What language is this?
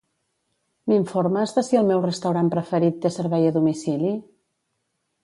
Catalan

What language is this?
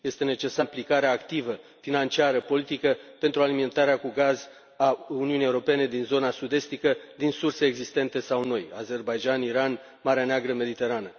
Romanian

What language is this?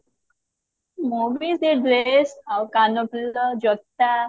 Odia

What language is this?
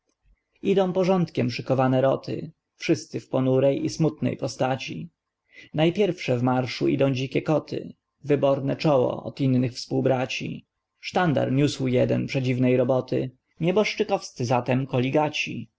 Polish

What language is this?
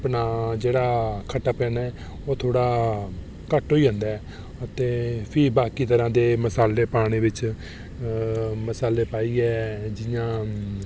Dogri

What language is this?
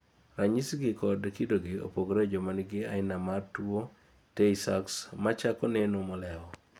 Luo (Kenya and Tanzania)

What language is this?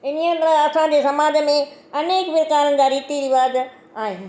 Sindhi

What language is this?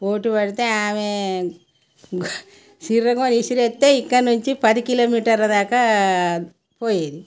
Telugu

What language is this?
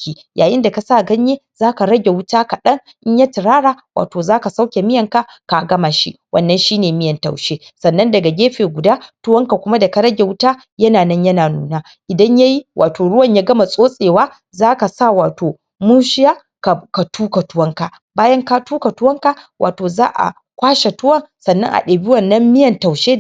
Hausa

